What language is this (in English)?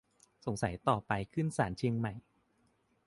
Thai